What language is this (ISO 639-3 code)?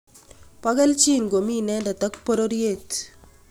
kln